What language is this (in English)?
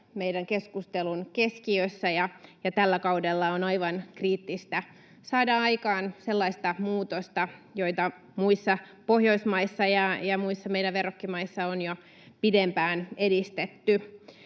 Finnish